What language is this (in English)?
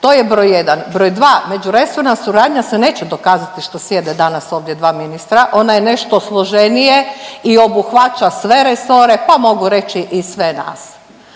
Croatian